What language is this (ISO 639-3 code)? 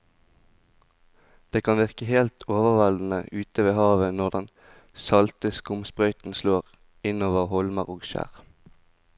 nor